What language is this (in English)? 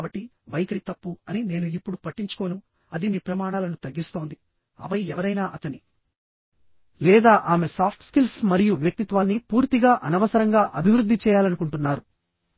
Telugu